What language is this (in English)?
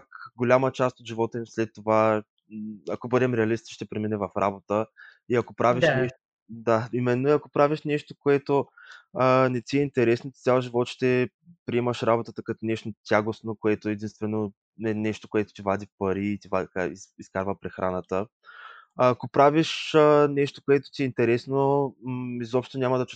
Bulgarian